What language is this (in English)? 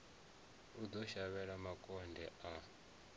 Venda